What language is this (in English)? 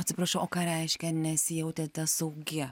Lithuanian